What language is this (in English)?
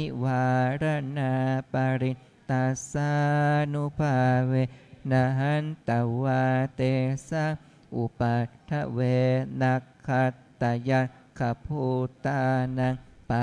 Thai